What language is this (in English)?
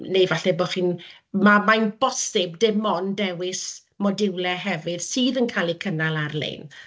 Welsh